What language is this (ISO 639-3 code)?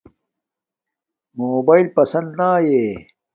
dmk